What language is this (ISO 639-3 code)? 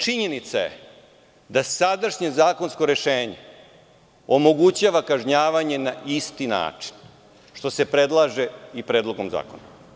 srp